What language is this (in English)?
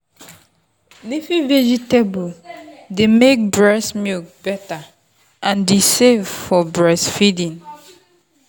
Nigerian Pidgin